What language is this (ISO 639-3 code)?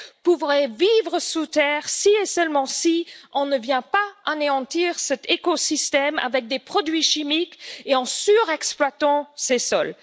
fra